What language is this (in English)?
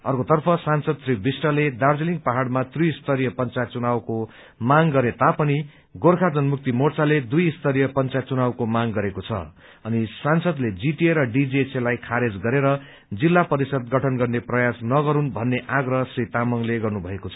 Nepali